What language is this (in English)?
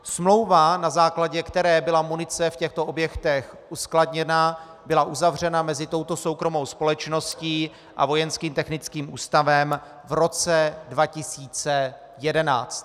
Czech